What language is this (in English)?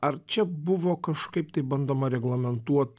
Lithuanian